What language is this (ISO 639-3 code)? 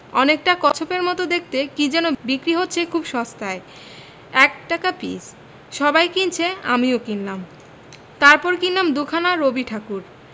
ben